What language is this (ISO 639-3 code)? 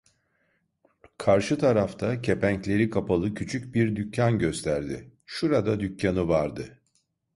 tur